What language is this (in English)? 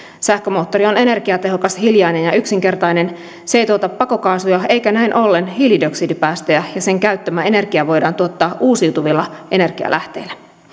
Finnish